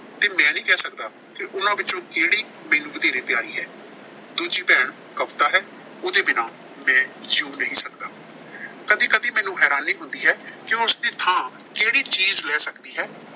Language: Punjabi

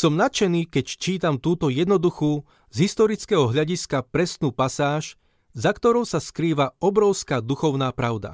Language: Slovak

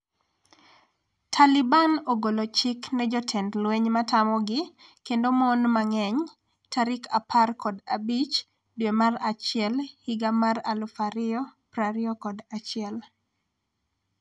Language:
Luo (Kenya and Tanzania)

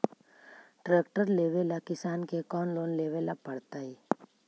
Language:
Magahi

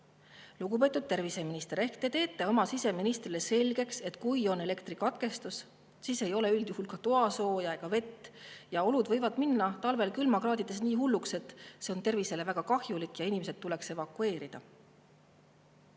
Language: Estonian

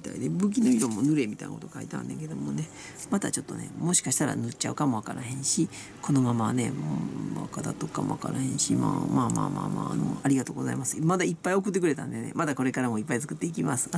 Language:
Japanese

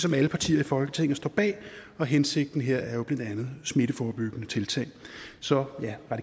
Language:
Danish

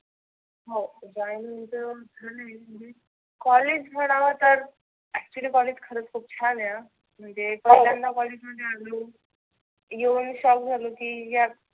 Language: Marathi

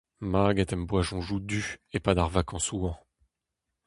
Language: Breton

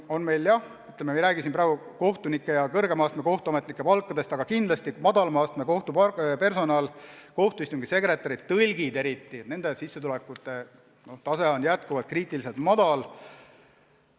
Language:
Estonian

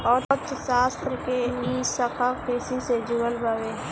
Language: Bhojpuri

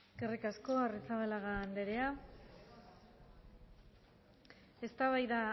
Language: Basque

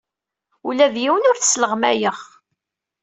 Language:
Kabyle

